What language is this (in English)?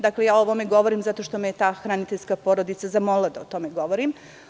Serbian